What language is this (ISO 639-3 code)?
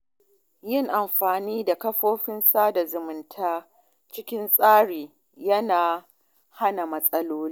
hau